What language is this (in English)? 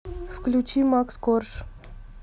Russian